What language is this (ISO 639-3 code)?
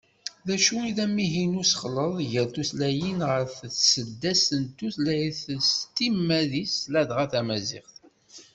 kab